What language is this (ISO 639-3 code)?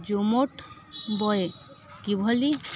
ori